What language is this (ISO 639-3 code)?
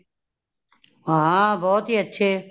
pan